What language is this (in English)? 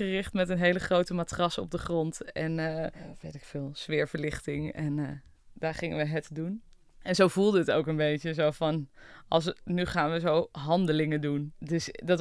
Dutch